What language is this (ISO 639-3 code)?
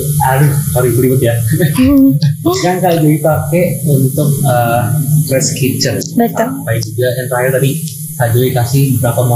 ind